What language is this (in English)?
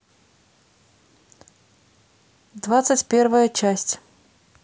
Russian